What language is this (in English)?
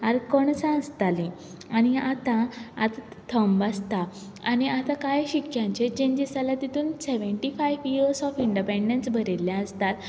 Konkani